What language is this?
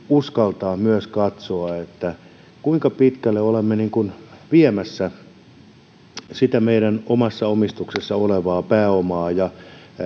Finnish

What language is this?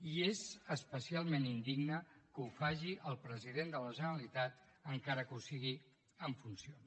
Catalan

